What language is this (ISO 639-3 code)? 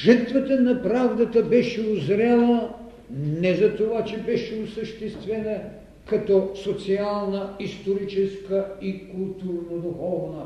bul